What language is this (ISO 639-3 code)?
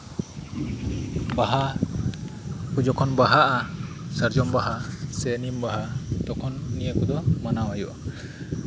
sat